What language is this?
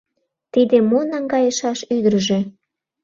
Mari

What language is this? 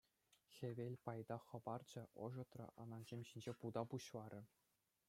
Chuvash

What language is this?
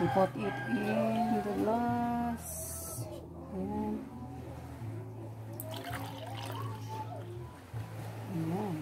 Filipino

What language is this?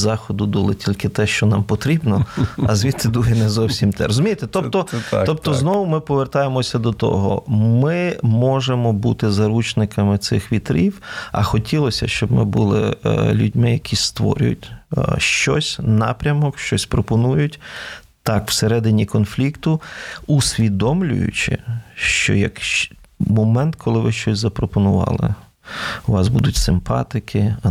Ukrainian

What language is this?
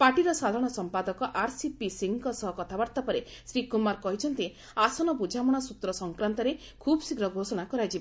Odia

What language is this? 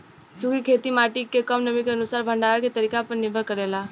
Bhojpuri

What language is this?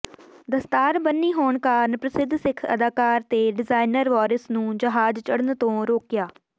Punjabi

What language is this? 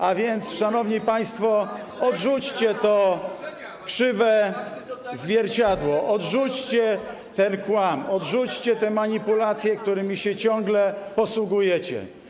Polish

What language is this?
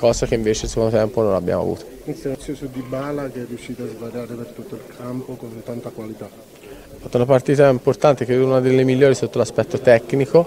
Italian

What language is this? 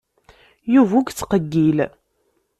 Kabyle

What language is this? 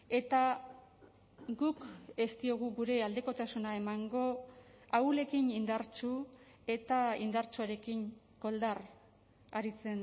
Basque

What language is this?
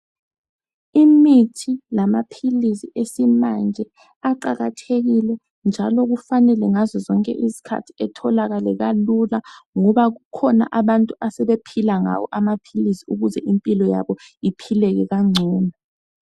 North Ndebele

